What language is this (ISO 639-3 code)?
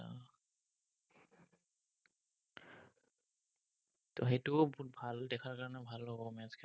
asm